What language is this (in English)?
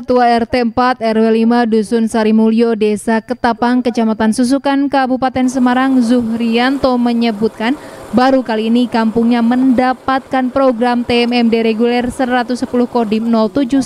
Indonesian